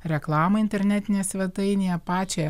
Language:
Lithuanian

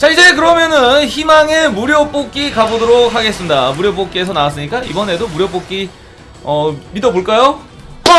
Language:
Korean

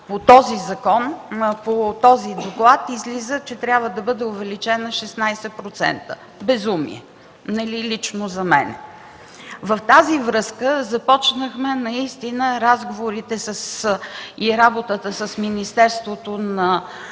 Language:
Bulgarian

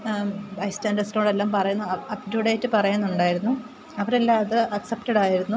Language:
Malayalam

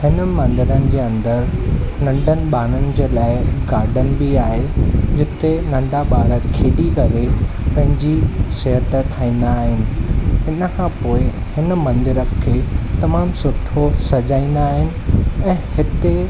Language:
Sindhi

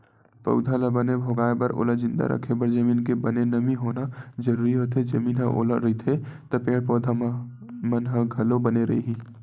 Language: Chhattisgarhi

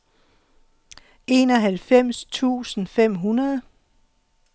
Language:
Danish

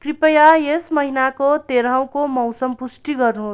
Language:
Nepali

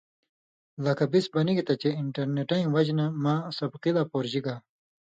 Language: Indus Kohistani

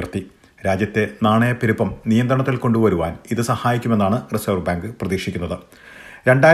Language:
Malayalam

